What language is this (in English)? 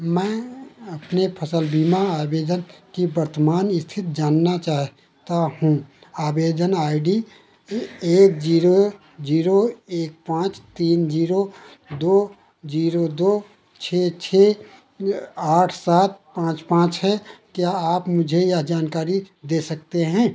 Hindi